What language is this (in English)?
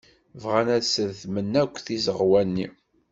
Kabyle